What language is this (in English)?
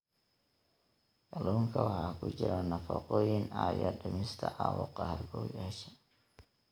Somali